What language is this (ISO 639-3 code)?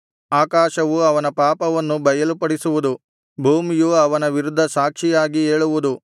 kan